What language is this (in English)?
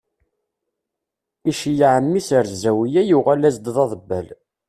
Kabyle